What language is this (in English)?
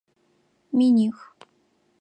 Adyghe